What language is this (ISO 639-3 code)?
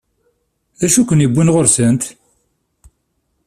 kab